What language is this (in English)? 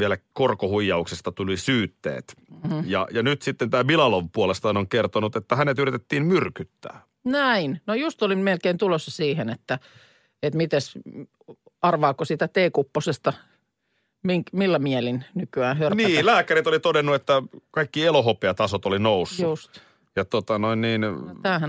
Finnish